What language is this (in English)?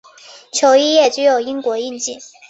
Chinese